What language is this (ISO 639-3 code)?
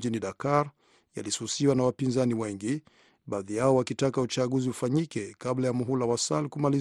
swa